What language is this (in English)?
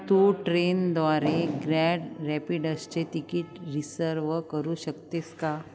Marathi